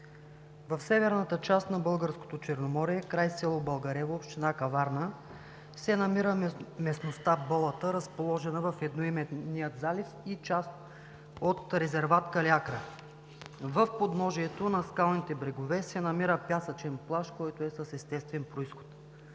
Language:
Bulgarian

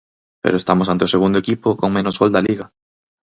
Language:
Galician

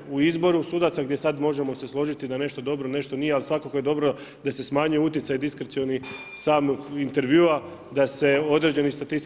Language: Croatian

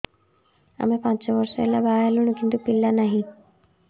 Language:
Odia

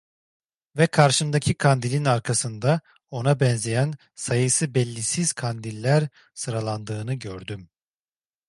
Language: Turkish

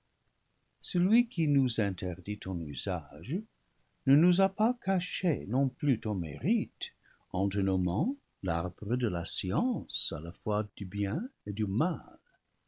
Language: French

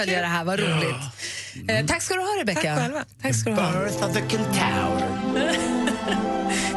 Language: Swedish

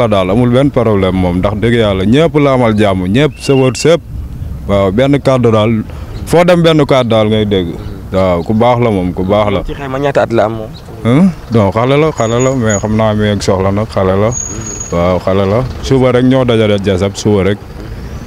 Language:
French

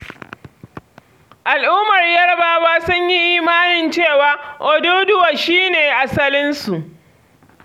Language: Hausa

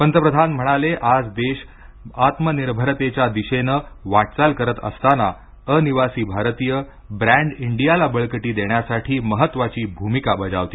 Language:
Marathi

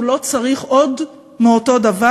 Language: Hebrew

